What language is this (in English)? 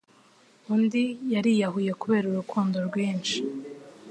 Kinyarwanda